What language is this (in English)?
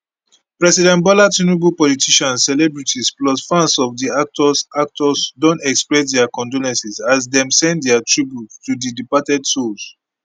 Nigerian Pidgin